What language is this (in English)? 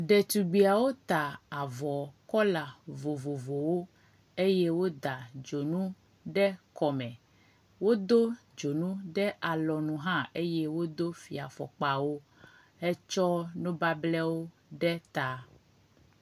Ewe